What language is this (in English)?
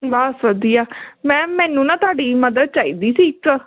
Punjabi